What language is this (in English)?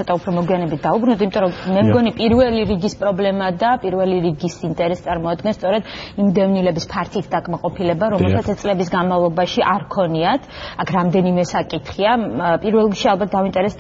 Romanian